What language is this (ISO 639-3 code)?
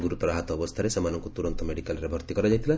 ori